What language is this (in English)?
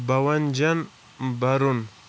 Kashmiri